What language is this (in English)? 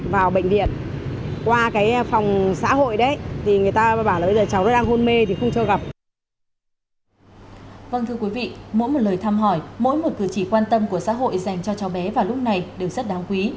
Vietnamese